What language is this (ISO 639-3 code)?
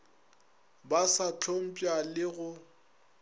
nso